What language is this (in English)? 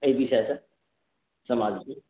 Maithili